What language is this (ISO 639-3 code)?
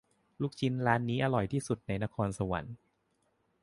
tha